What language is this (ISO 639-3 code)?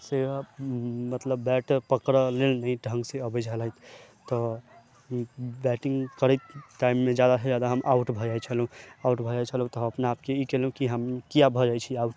mai